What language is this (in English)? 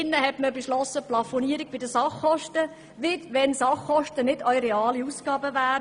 Swiss German